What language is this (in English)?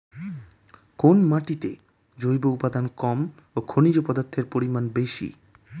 Bangla